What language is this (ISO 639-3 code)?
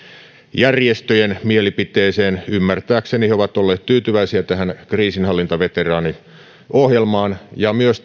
fin